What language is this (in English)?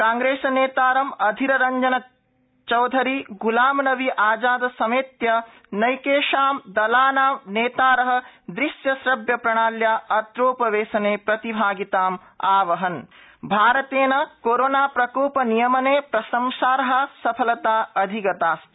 Sanskrit